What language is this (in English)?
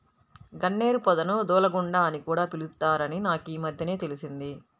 Telugu